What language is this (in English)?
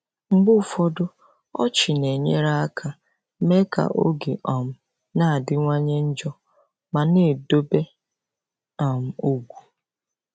Igbo